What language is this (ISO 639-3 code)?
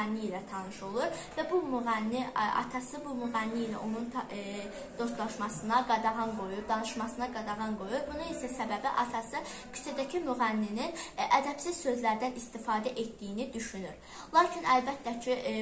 tur